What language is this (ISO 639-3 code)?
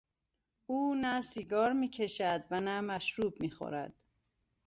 fas